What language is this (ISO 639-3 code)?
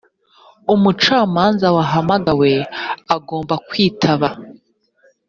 kin